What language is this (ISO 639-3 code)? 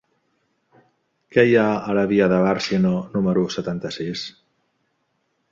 cat